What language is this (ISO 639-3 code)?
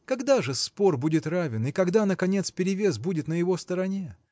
rus